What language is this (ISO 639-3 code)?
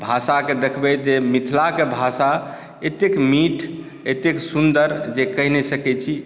mai